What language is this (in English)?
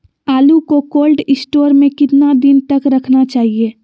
Magahi